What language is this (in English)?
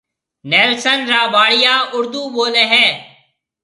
Marwari (Pakistan)